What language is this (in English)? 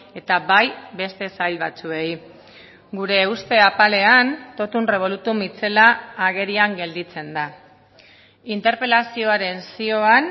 Basque